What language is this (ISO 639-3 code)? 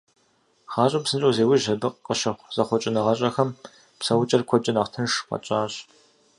kbd